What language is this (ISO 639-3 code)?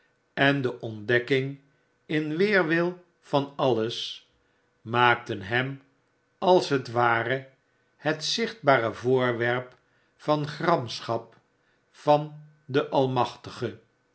nld